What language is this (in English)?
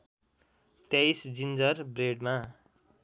Nepali